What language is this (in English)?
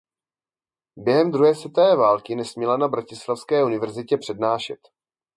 Czech